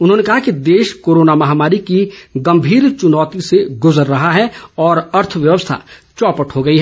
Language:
Hindi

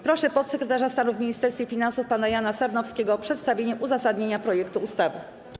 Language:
Polish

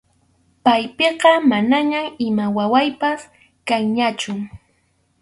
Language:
Arequipa-La Unión Quechua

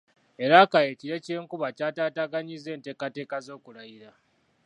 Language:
Ganda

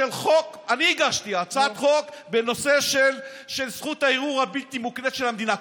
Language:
Hebrew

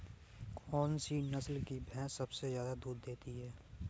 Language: Hindi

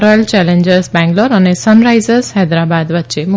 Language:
Gujarati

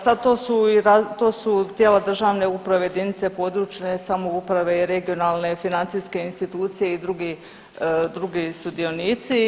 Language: Croatian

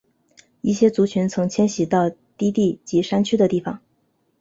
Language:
Chinese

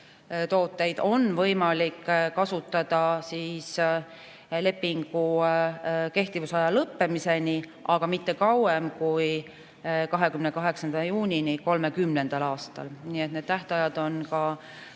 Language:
Estonian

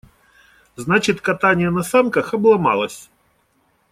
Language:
Russian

